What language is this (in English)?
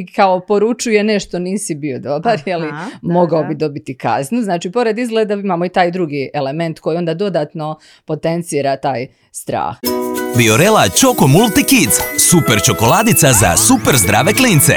Croatian